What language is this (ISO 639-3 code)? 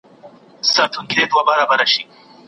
pus